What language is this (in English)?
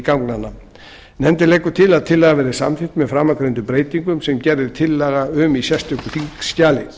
Icelandic